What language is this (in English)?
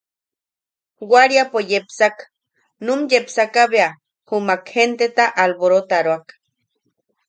Yaqui